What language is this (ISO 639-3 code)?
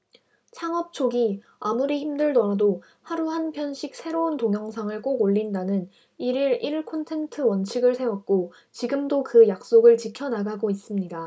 kor